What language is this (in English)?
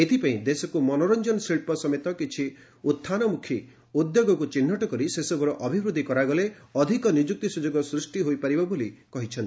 Odia